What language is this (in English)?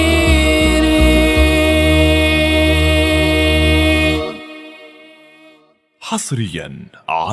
Arabic